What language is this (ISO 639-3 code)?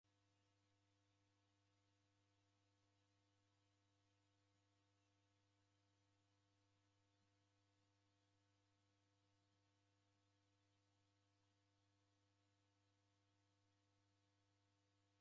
dav